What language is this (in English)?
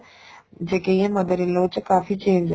Punjabi